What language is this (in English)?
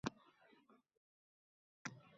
Uzbek